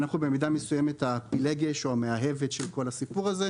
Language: Hebrew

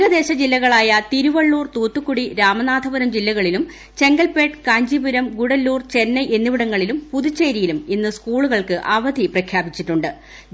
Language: Malayalam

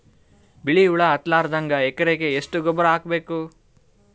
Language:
Kannada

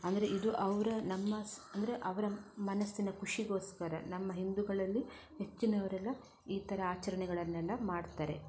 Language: Kannada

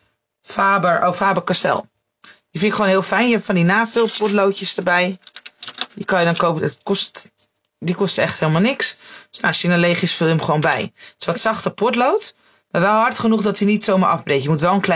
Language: Dutch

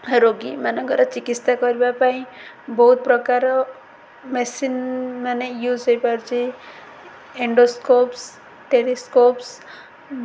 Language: Odia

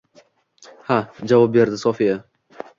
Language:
Uzbek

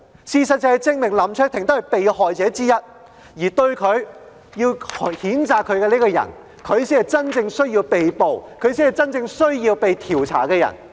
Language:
Cantonese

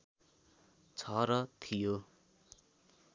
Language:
Nepali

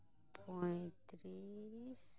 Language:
Santali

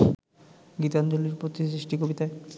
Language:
Bangla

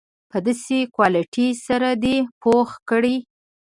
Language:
Pashto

